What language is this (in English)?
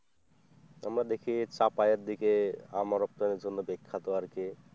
Bangla